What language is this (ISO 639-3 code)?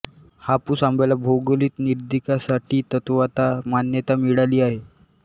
mar